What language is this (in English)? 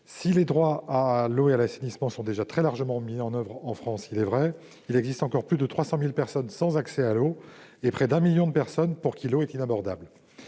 French